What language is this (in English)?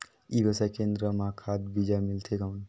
Chhattisgarhi